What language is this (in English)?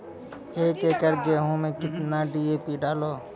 Maithili